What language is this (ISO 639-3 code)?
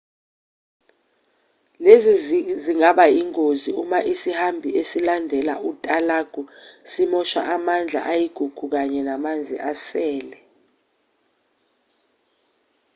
zul